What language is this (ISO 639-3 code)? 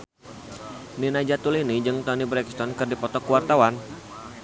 sun